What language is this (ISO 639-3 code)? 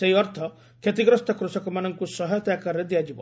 ori